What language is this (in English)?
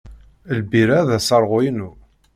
Kabyle